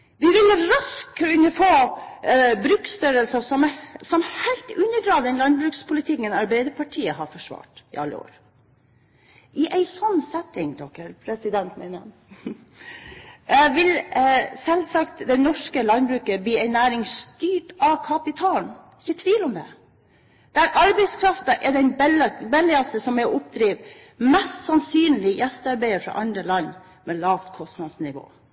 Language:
Norwegian Bokmål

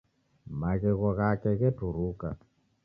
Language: Taita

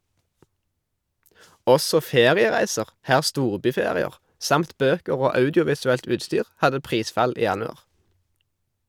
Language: Norwegian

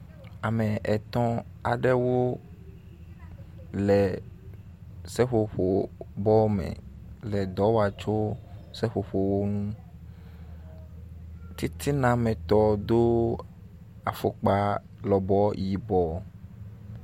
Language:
Ewe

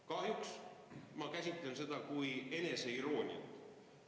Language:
Estonian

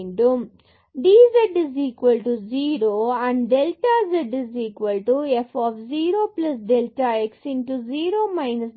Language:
Tamil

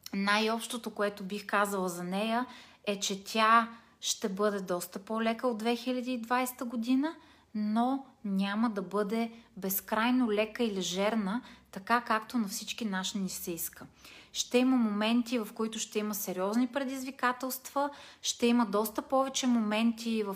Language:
Bulgarian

